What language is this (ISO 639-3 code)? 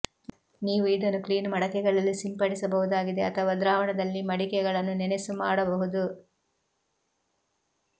kan